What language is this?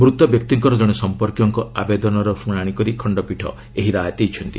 Odia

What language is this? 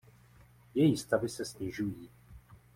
Czech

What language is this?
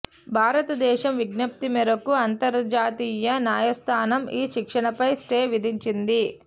Telugu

